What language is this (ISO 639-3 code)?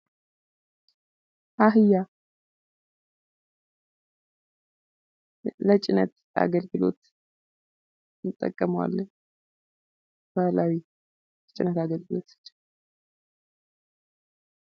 amh